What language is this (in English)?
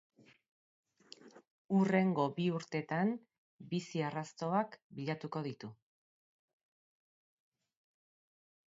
Basque